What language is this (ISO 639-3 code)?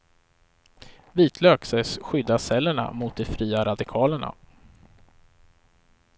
swe